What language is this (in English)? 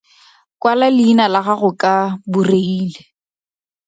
Tswana